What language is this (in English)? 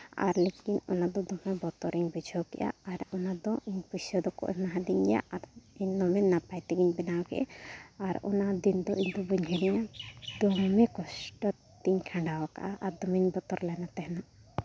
Santali